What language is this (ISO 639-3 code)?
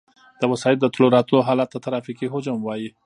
pus